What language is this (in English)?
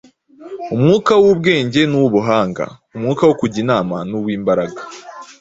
Kinyarwanda